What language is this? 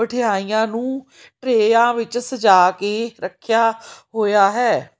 Punjabi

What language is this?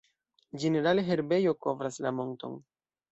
Esperanto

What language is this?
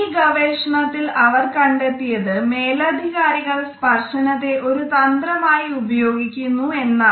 Malayalam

